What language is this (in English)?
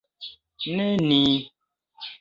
Esperanto